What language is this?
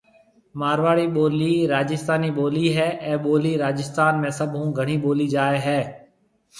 Marwari (Pakistan)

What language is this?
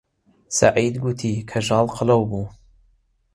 Central Kurdish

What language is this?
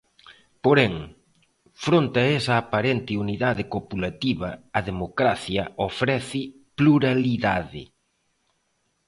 Galician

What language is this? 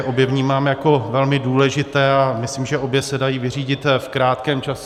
Czech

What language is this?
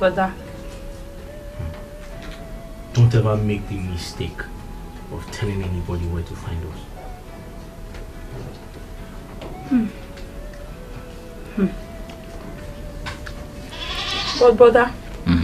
English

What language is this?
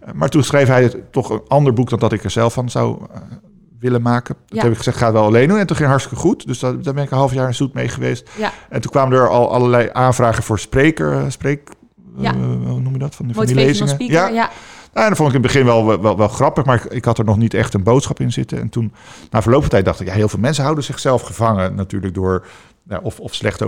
Dutch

